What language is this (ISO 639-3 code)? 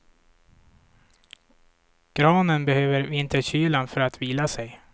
swe